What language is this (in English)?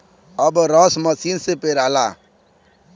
Bhojpuri